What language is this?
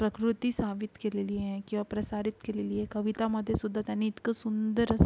Marathi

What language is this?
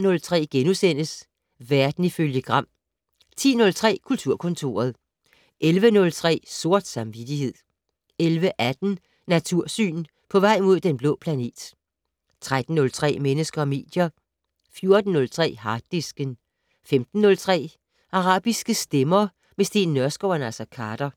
Danish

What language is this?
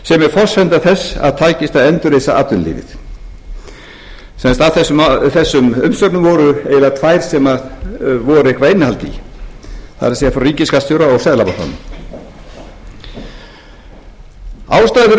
Icelandic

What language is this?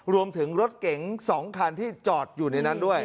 Thai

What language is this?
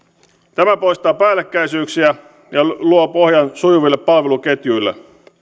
Finnish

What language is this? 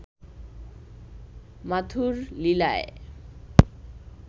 Bangla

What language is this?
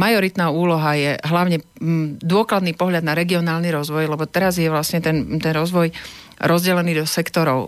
Slovak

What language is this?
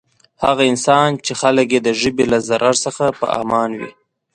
Pashto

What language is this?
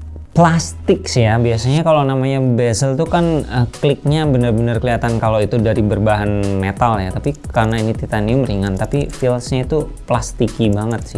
Indonesian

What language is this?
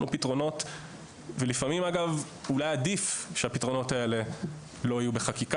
Hebrew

